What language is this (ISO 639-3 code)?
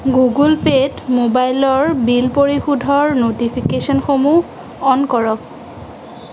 asm